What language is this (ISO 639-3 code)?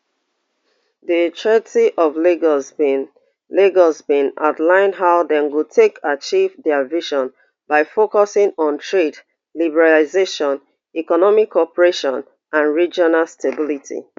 pcm